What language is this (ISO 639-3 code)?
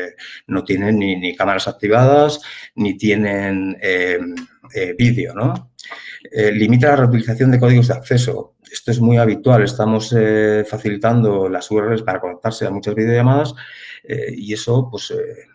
spa